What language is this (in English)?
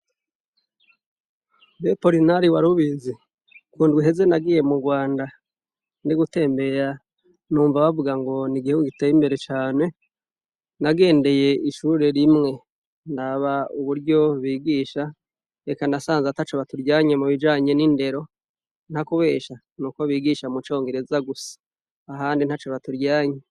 Rundi